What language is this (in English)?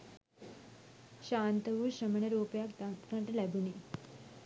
Sinhala